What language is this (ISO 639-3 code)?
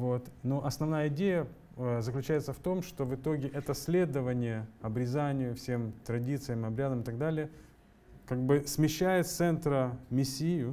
rus